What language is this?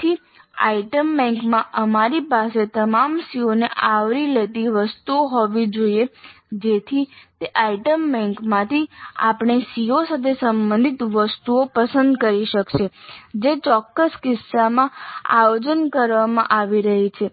Gujarati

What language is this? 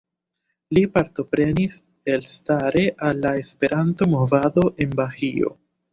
Esperanto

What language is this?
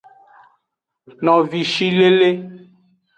Aja (Benin)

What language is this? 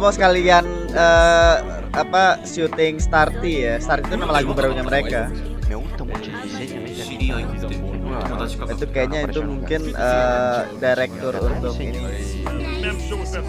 Indonesian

